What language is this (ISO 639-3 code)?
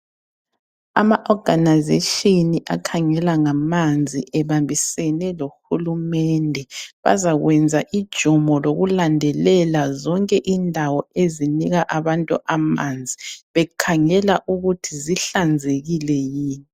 nde